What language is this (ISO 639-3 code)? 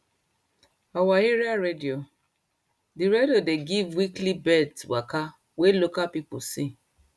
pcm